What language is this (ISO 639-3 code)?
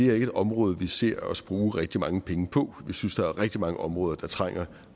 dan